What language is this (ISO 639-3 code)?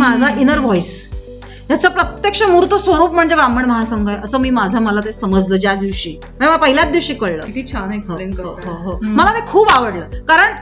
mar